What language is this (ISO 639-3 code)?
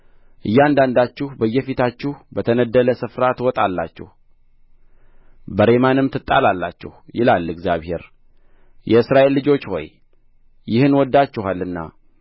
amh